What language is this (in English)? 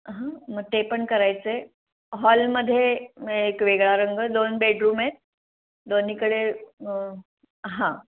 Marathi